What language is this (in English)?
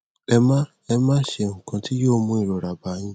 Yoruba